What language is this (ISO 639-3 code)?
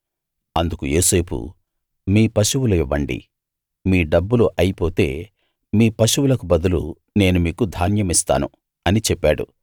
tel